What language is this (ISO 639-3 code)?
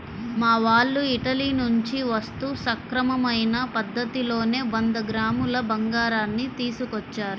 tel